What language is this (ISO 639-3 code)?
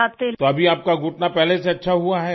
urd